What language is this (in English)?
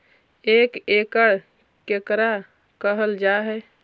Magahi